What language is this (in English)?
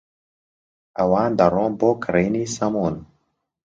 Central Kurdish